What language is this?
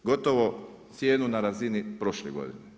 Croatian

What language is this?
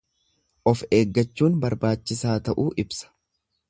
Oromo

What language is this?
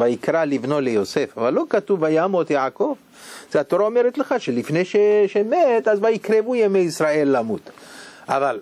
Hebrew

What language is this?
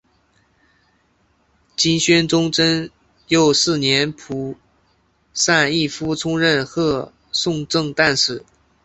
Chinese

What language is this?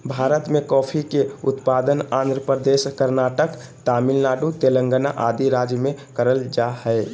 Magahi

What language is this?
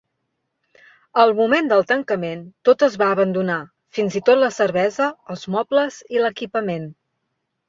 Catalan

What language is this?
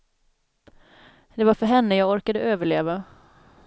Swedish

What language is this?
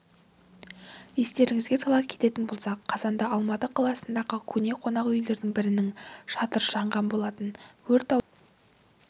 Kazakh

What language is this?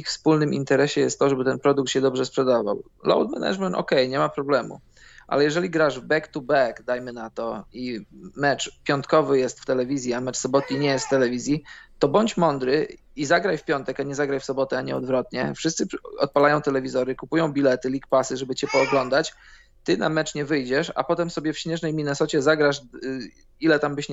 Polish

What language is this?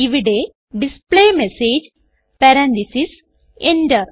Malayalam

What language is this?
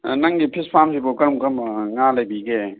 Manipuri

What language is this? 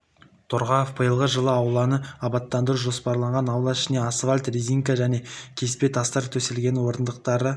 Kazakh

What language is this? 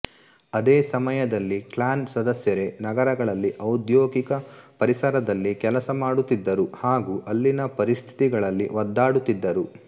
Kannada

